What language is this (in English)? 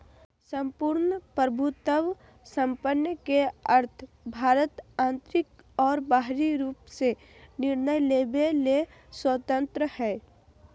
Magahi